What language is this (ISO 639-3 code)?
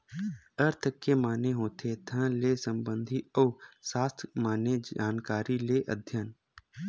hne